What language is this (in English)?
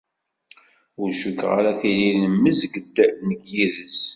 Kabyle